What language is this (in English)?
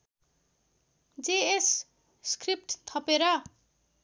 Nepali